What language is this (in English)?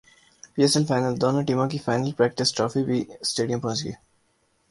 Urdu